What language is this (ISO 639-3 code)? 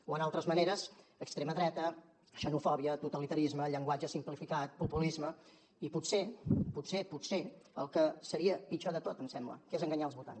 cat